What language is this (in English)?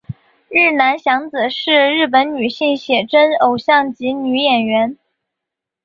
Chinese